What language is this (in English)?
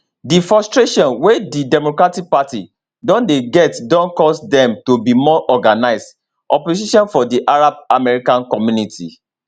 Nigerian Pidgin